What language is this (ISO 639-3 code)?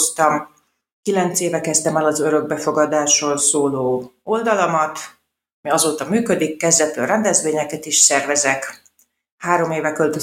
hun